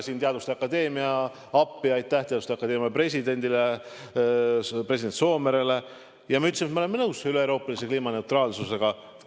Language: Estonian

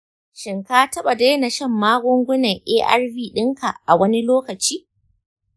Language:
Hausa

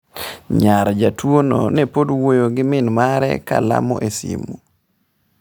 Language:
Luo (Kenya and Tanzania)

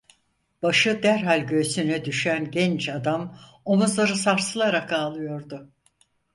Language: Turkish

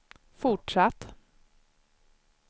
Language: Swedish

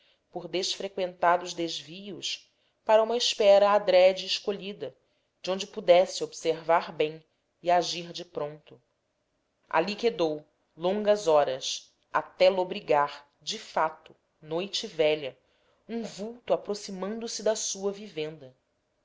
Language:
Portuguese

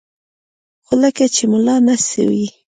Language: Pashto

